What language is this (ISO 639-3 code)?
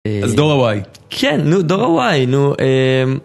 heb